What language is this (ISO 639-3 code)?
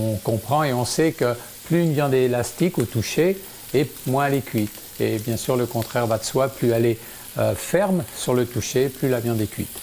fra